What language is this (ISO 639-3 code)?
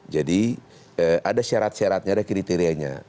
ind